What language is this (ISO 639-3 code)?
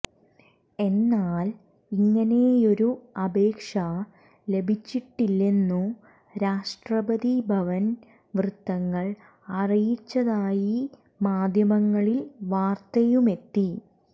mal